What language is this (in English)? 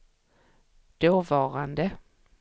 Swedish